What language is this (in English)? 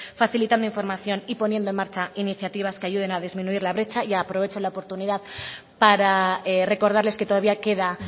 Spanish